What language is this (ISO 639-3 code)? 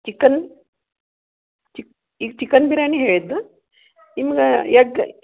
kan